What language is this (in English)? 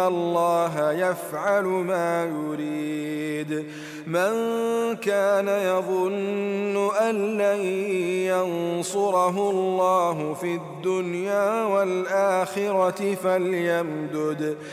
Arabic